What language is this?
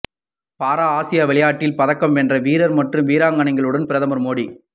Tamil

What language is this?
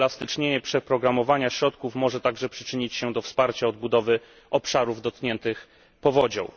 Polish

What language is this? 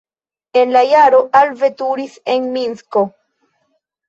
Esperanto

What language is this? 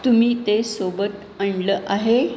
Marathi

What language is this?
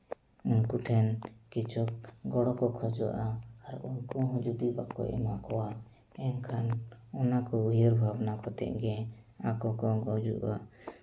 Santali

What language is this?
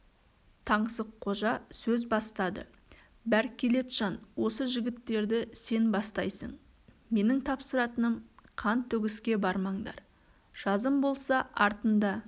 Kazakh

